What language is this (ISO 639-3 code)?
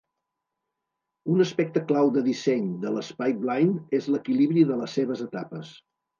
cat